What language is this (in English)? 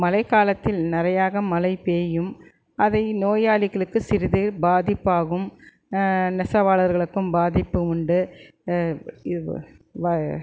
Tamil